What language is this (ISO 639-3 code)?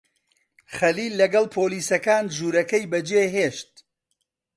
ckb